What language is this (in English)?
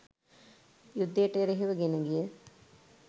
Sinhala